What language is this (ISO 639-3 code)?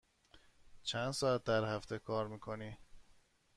fas